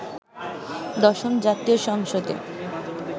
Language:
Bangla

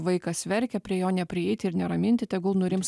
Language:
Lithuanian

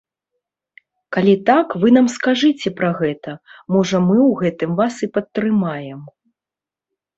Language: Belarusian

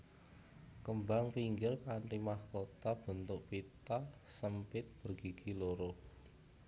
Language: Javanese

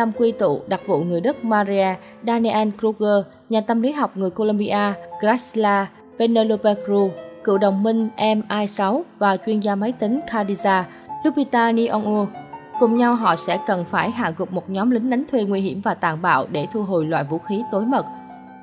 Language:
Vietnamese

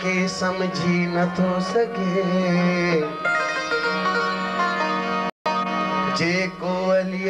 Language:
Arabic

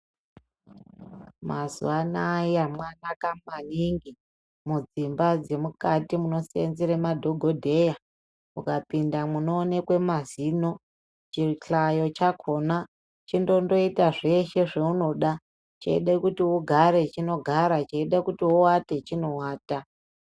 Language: Ndau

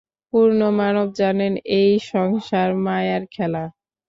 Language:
Bangla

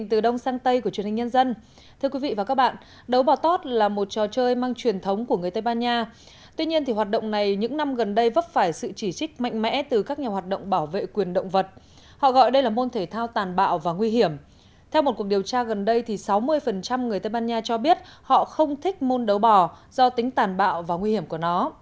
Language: Vietnamese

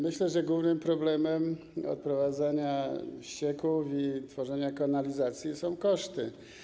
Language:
Polish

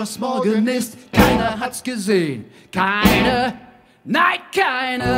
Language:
Dutch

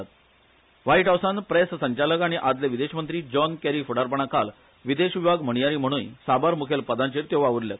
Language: Konkani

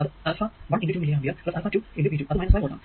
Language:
Malayalam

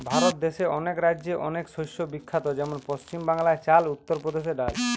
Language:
Bangla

